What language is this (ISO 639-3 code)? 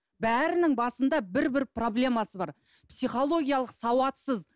kaz